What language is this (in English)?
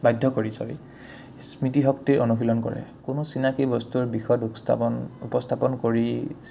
Assamese